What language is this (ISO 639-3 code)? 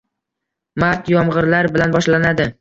uzb